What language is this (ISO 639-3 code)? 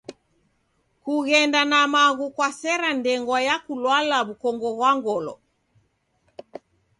dav